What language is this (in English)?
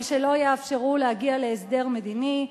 Hebrew